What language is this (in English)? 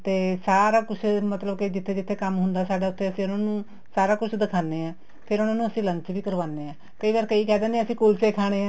Punjabi